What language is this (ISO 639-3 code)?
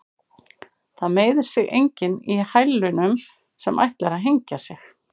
isl